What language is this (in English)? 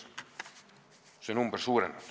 Estonian